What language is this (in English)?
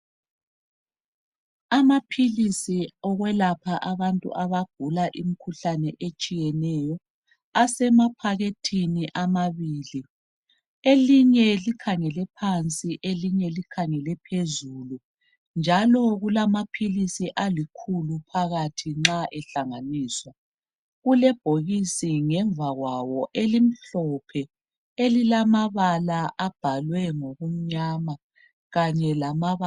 North Ndebele